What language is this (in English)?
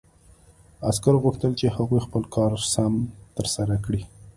Pashto